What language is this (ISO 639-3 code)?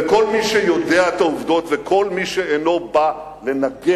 heb